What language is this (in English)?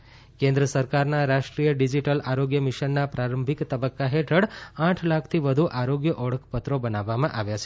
Gujarati